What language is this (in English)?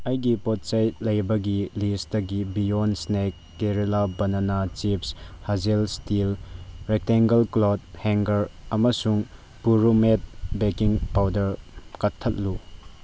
Manipuri